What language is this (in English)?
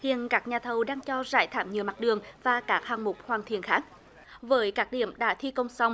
Vietnamese